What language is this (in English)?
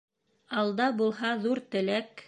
Bashkir